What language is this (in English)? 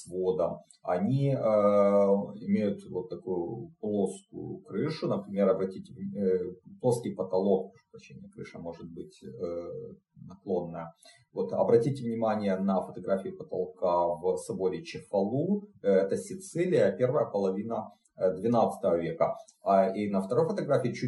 Russian